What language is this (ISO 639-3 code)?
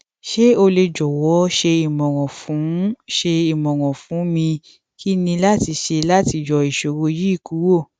yor